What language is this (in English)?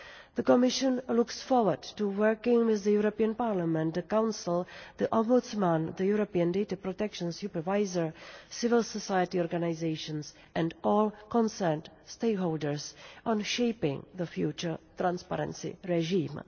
English